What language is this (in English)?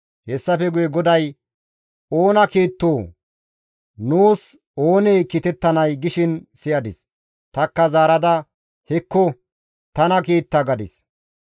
Gamo